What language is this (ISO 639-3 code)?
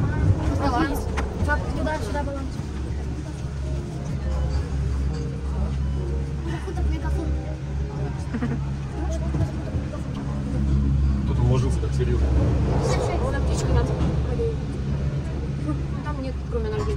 rus